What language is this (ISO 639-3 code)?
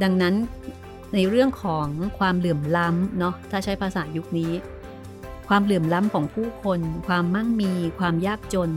tha